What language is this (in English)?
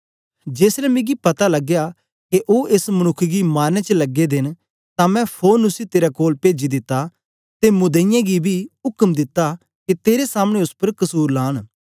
Dogri